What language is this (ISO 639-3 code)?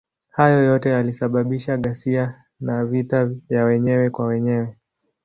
swa